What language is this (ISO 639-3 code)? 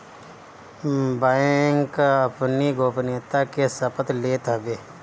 bho